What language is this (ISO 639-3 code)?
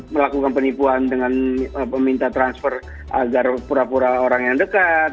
ind